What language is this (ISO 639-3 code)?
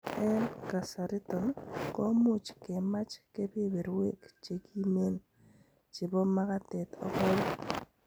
kln